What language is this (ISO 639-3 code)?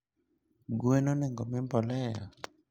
luo